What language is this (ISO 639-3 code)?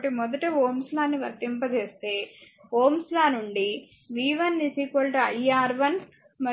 tel